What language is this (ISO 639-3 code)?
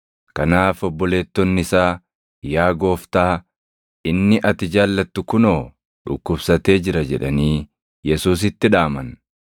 orm